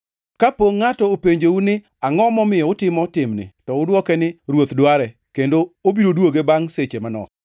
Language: Luo (Kenya and Tanzania)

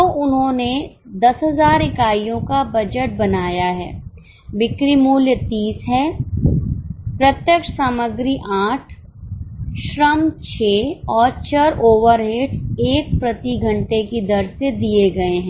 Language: Hindi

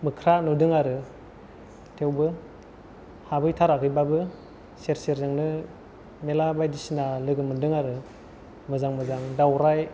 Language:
Bodo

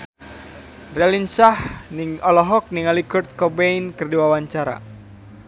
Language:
Sundanese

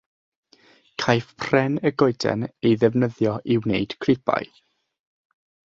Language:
Welsh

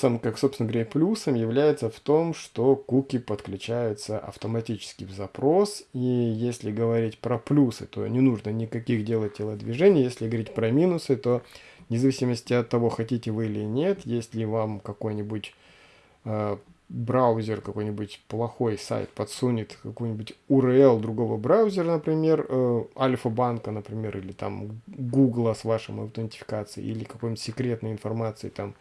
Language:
Russian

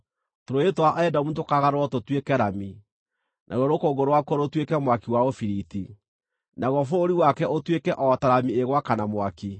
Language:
Kikuyu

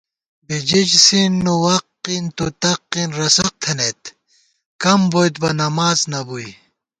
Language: Gawar-Bati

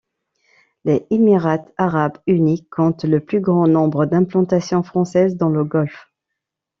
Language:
French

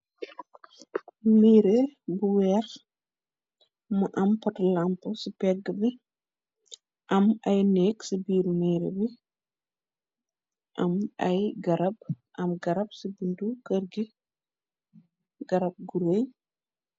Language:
Wolof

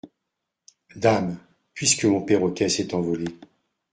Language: French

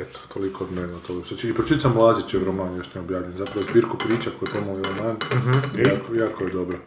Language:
Croatian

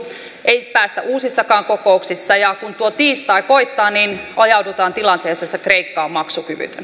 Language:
Finnish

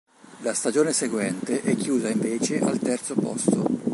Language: Italian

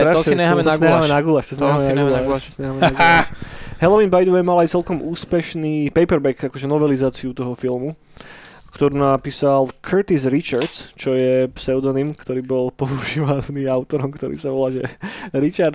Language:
Slovak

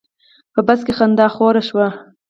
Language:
Pashto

